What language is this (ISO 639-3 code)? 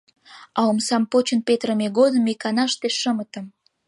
chm